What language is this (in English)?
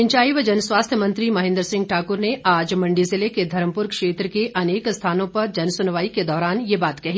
Hindi